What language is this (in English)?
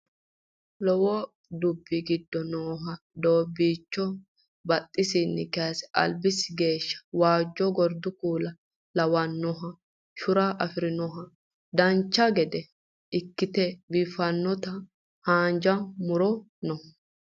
Sidamo